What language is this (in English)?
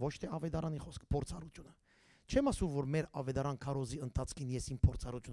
Turkish